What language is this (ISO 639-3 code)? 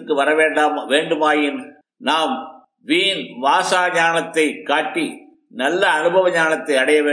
tam